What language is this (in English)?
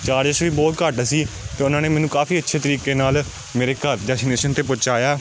Punjabi